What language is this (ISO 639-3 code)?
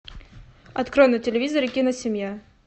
rus